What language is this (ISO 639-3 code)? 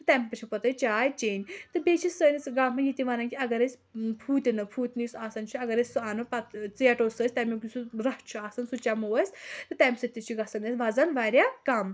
kas